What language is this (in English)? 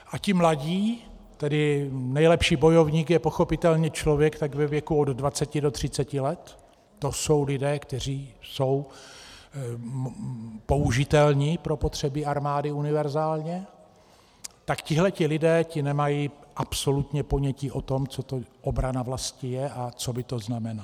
Czech